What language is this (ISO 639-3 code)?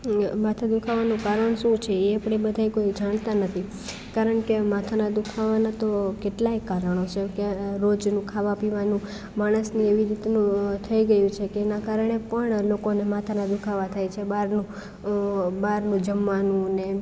guj